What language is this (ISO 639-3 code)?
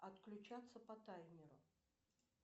rus